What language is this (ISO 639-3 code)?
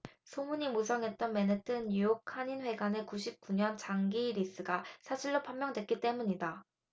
kor